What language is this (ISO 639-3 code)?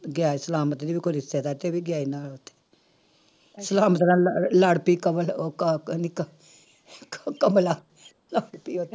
pan